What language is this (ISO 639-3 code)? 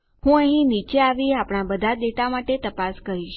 guj